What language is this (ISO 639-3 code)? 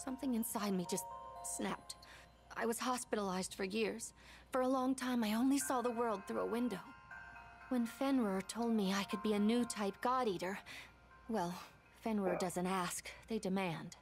por